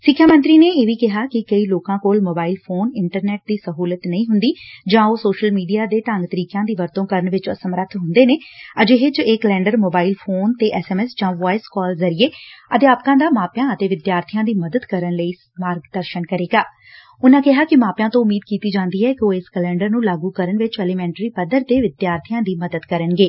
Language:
Punjabi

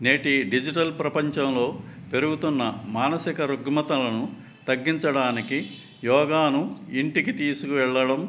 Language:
Telugu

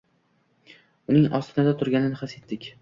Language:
Uzbek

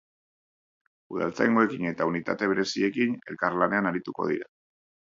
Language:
Basque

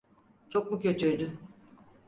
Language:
Turkish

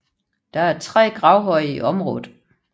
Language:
Danish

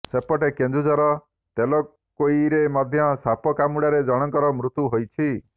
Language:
Odia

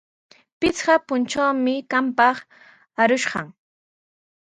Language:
Sihuas Ancash Quechua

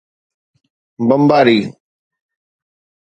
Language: Sindhi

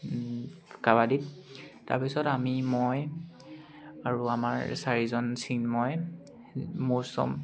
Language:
Assamese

